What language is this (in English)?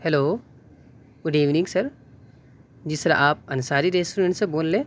Urdu